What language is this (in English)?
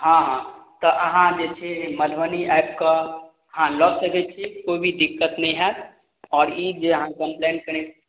Maithili